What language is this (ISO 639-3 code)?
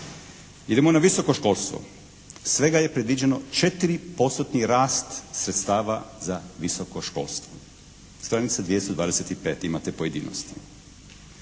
hrv